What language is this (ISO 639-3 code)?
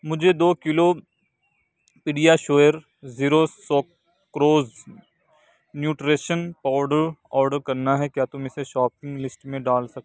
urd